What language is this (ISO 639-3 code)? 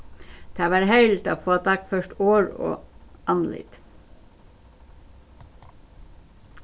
fao